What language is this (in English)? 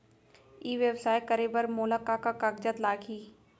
Chhattisgarhi